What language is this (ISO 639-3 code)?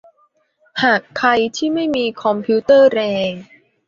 tha